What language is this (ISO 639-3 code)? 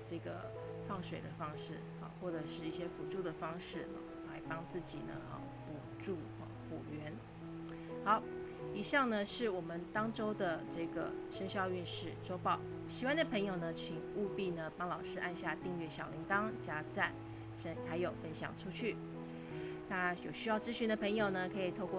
zho